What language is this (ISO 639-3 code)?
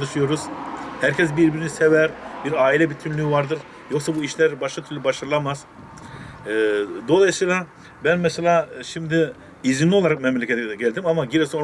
tur